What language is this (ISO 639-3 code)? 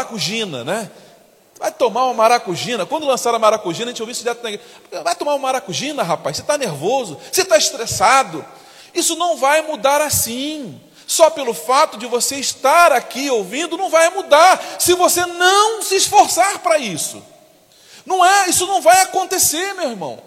por